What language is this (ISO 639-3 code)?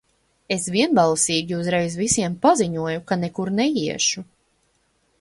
lav